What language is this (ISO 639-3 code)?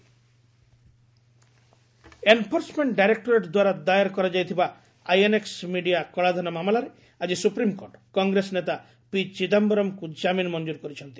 ori